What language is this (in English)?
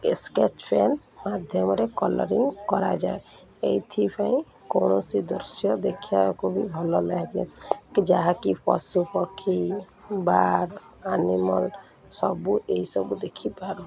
Odia